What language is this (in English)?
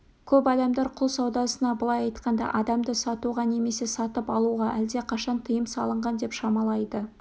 Kazakh